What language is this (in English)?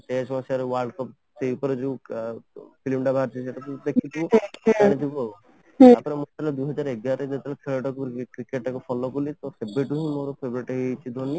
Odia